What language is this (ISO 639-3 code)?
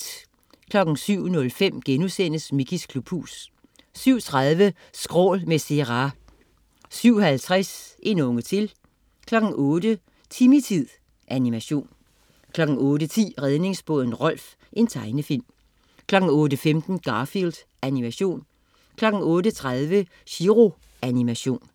dan